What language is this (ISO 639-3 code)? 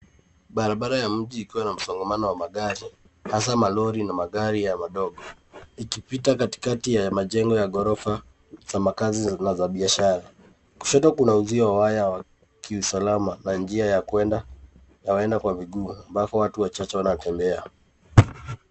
swa